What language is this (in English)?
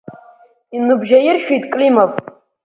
Abkhazian